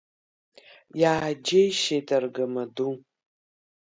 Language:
Abkhazian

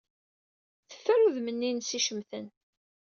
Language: Kabyle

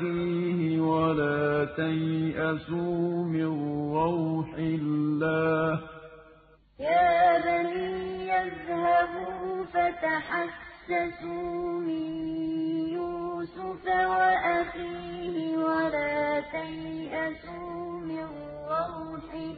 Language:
Arabic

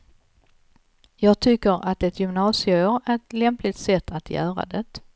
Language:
Swedish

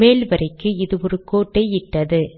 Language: Tamil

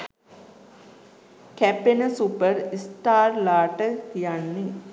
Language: Sinhala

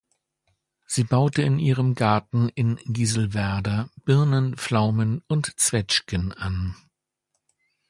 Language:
German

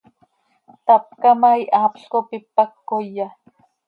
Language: Seri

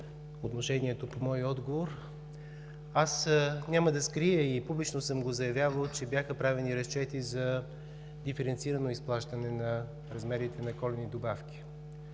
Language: Bulgarian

